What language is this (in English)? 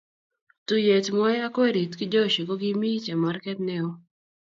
Kalenjin